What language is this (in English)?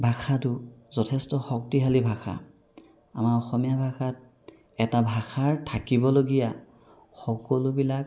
Assamese